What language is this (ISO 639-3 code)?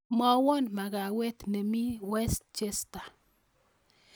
kln